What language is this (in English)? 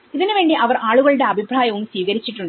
Malayalam